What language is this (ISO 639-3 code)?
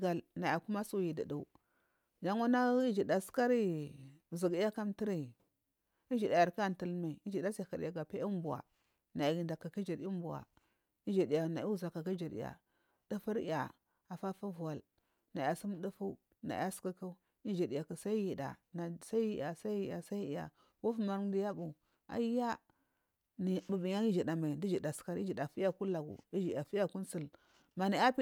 mfm